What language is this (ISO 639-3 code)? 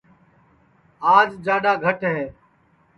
ssi